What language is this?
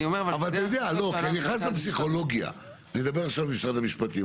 Hebrew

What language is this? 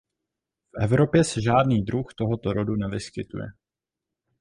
Czech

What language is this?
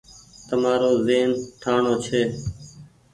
Goaria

